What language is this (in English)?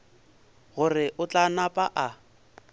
Northern Sotho